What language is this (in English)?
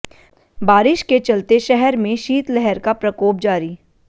Hindi